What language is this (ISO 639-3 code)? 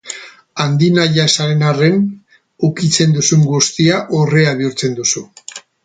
eus